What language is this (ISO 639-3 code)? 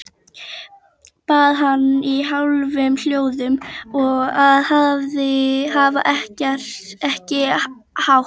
isl